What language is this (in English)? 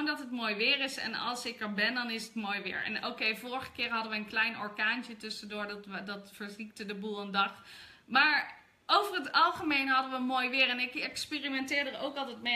Dutch